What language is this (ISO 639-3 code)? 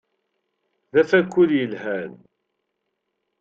kab